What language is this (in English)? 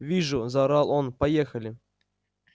Russian